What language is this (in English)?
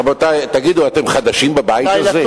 Hebrew